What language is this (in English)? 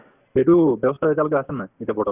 Assamese